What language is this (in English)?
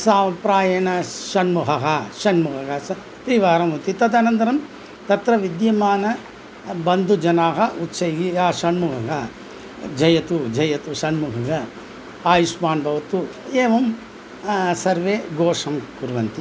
Sanskrit